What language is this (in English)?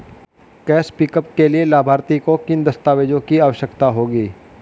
Hindi